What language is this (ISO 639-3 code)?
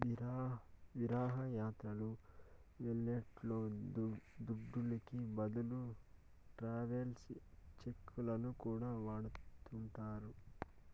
tel